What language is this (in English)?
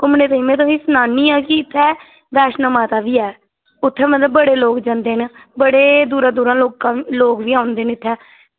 Dogri